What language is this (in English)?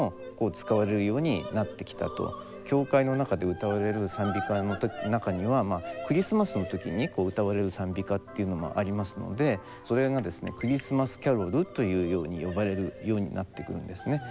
Japanese